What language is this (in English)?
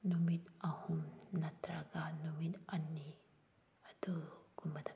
Manipuri